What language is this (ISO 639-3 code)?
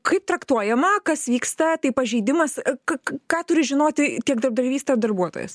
lit